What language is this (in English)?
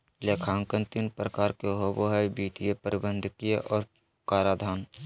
Magahi